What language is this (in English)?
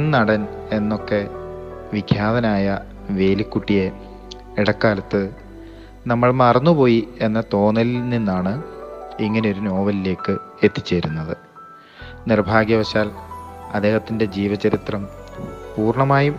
Malayalam